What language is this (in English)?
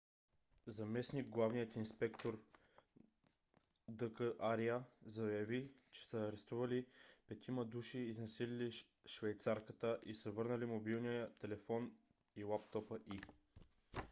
Bulgarian